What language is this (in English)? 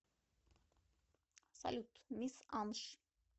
Russian